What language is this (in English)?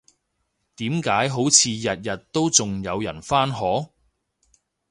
Cantonese